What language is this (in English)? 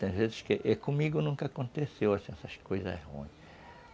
Portuguese